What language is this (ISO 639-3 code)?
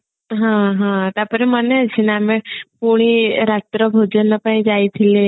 ori